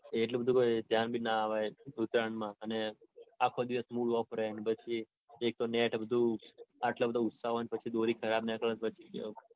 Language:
Gujarati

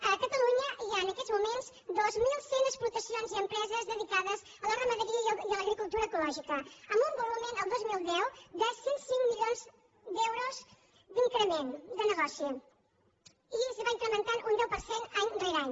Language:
Catalan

